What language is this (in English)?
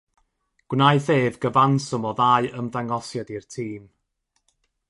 Welsh